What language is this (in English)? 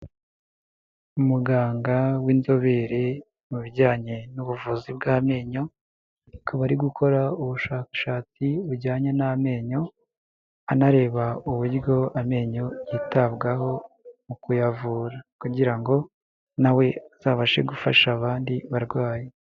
Kinyarwanda